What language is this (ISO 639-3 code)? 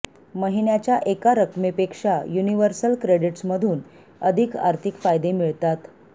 mar